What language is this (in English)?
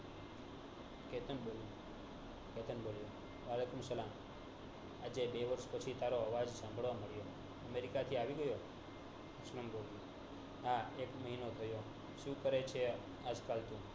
Gujarati